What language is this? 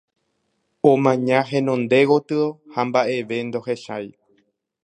Guarani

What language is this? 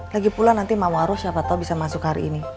Indonesian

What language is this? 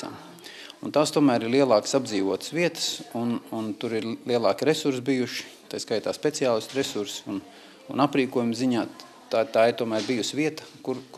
Latvian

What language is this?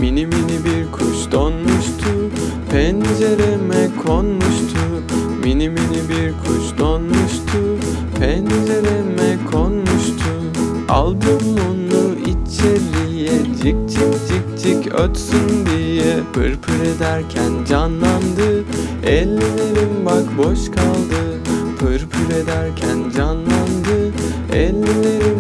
Turkish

